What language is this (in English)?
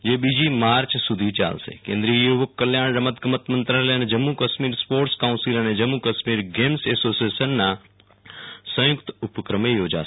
Gujarati